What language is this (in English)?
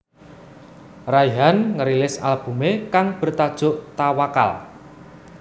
Javanese